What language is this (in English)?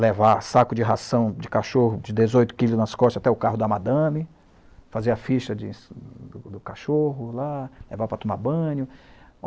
Portuguese